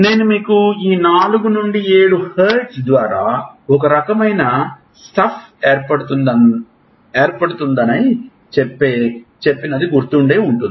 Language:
Telugu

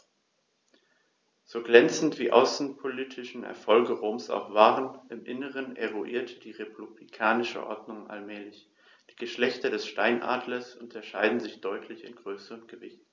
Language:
German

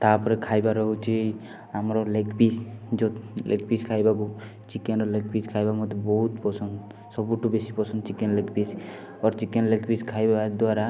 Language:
Odia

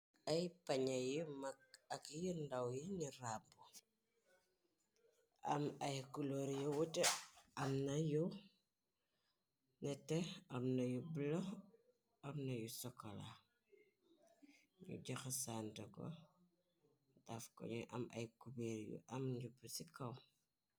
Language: Wolof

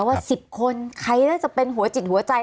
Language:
Thai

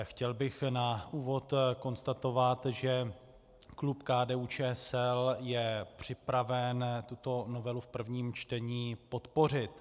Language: Czech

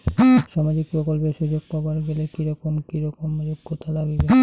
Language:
Bangla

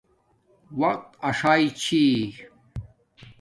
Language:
Domaaki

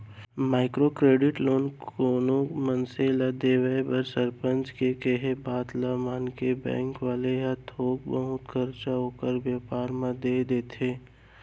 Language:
Chhattisgarhi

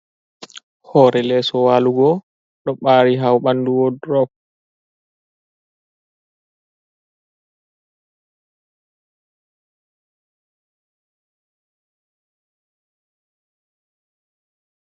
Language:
Fula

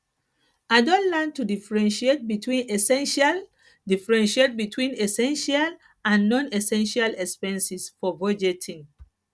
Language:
Nigerian Pidgin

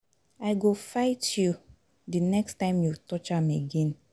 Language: Nigerian Pidgin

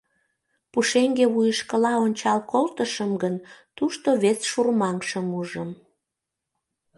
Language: Mari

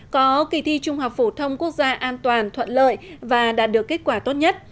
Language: Vietnamese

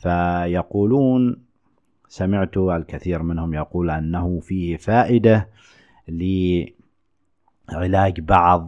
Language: Arabic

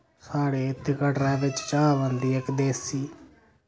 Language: Dogri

